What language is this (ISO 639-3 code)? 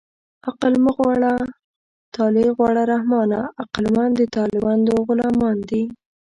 pus